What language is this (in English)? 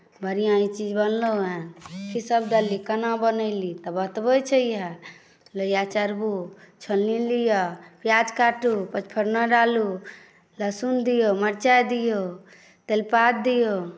Maithili